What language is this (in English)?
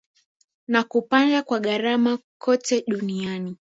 Swahili